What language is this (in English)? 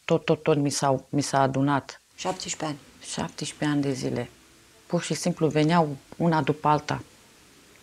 Romanian